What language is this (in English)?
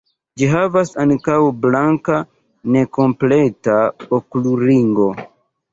Esperanto